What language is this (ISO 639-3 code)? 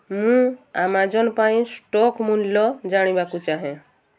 ori